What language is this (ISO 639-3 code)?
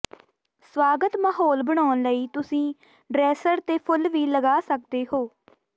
pan